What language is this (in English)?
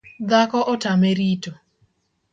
Luo (Kenya and Tanzania)